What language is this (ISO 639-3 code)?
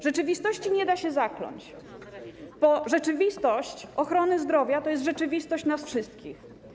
pol